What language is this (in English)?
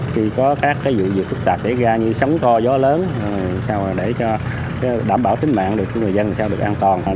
Vietnamese